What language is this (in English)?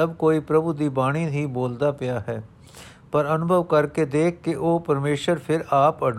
Punjabi